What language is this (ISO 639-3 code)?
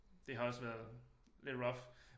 dan